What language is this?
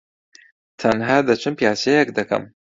Central Kurdish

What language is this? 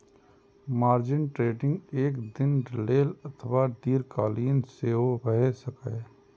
Maithili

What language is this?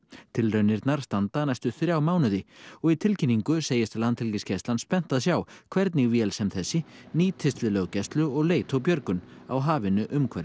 Icelandic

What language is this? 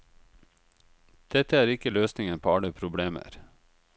Norwegian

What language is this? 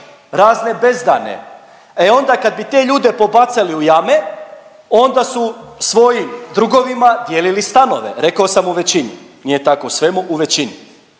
Croatian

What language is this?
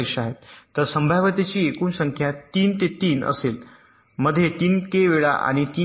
Marathi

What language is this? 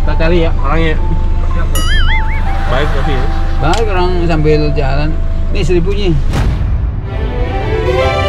Indonesian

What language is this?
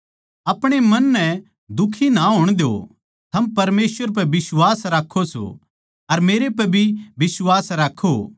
Haryanvi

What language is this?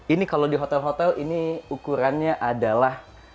Indonesian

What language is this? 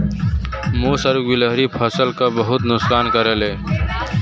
Bhojpuri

